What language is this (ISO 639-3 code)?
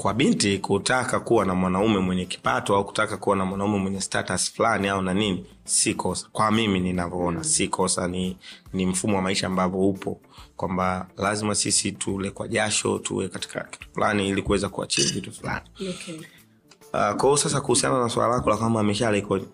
swa